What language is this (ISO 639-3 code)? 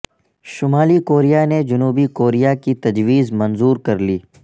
urd